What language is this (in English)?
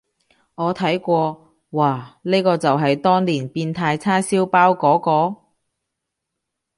Cantonese